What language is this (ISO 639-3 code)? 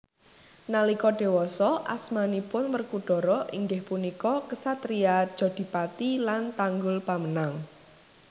jav